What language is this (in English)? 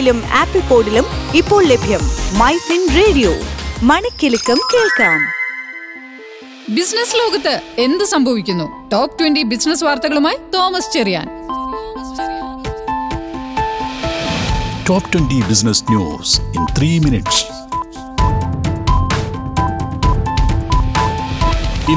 Malayalam